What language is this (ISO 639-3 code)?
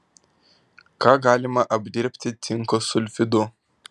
lit